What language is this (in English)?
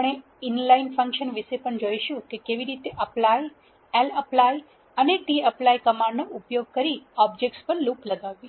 Gujarati